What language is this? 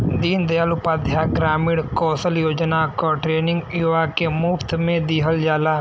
Bhojpuri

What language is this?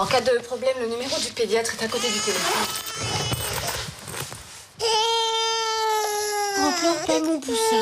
French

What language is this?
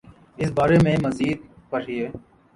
Urdu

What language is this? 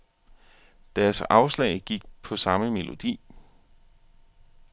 Danish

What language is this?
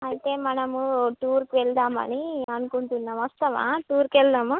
Telugu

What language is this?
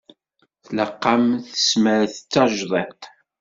Kabyle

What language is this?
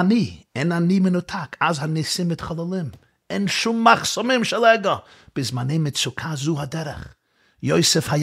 Hebrew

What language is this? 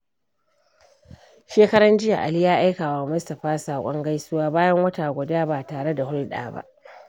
Hausa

